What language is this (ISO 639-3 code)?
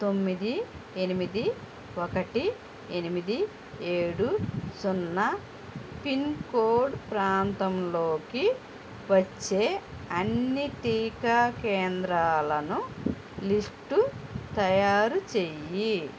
tel